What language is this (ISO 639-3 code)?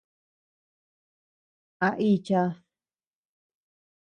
cux